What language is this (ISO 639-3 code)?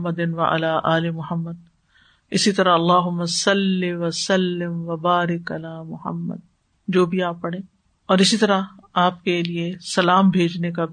urd